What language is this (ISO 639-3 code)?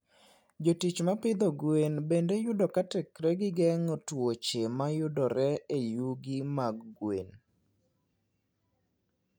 luo